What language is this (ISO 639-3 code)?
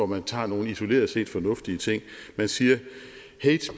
dan